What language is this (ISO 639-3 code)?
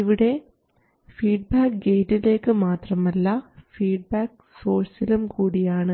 mal